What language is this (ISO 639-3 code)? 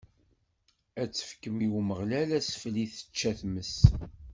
kab